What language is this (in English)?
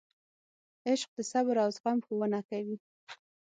Pashto